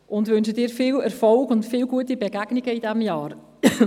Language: Swiss German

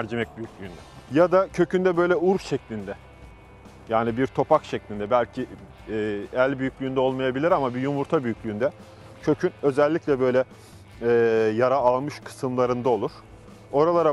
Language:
Turkish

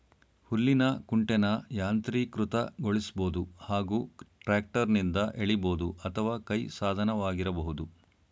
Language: Kannada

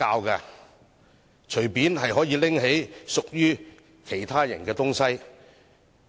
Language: Cantonese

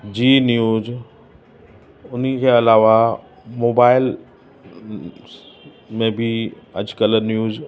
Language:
Sindhi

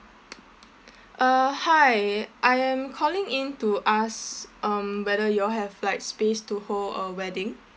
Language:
English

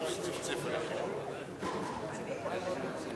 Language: Hebrew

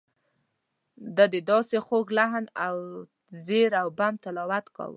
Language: Pashto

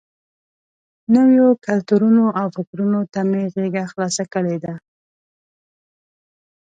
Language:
Pashto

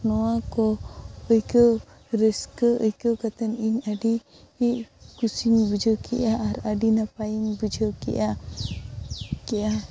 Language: Santali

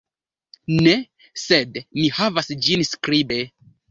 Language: Esperanto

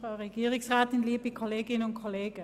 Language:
Swiss German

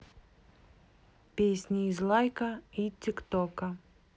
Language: Russian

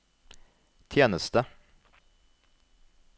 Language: Norwegian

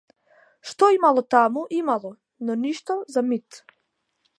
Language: Macedonian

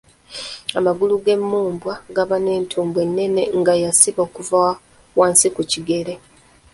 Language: Ganda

